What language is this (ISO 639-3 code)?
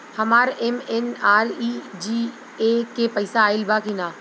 bho